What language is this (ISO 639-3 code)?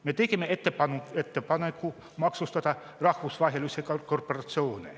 est